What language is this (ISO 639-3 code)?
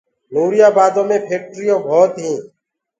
ggg